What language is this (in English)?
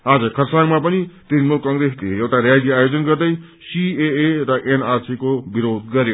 Nepali